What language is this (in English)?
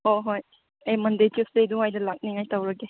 Manipuri